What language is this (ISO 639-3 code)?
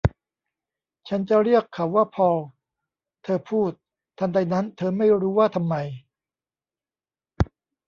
tha